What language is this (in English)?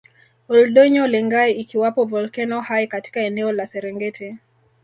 Swahili